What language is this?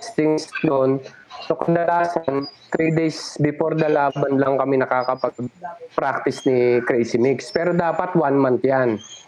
Filipino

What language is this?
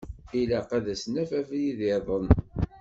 Kabyle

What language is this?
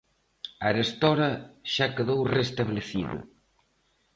Galician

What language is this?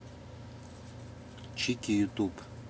Russian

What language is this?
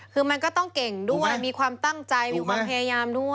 Thai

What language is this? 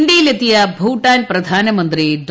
Malayalam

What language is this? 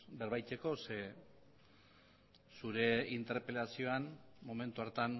Basque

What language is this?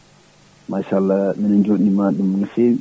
Fula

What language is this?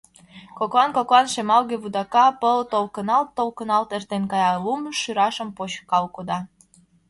Mari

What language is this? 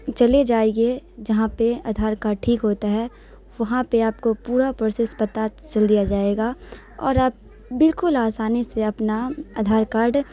Urdu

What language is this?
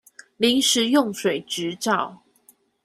Chinese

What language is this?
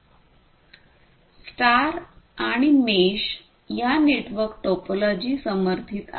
Marathi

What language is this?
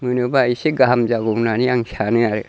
Bodo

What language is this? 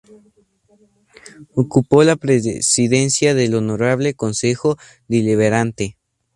Spanish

